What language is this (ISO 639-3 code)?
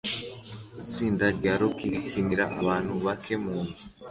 kin